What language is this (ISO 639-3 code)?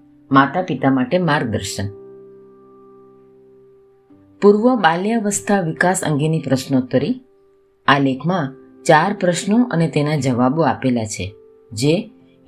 guj